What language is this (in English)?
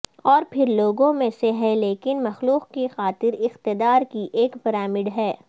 Urdu